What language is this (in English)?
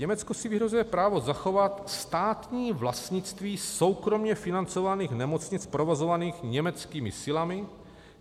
Czech